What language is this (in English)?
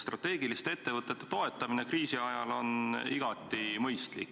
Estonian